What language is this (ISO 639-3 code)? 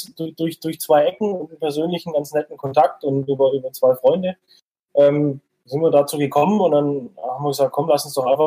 deu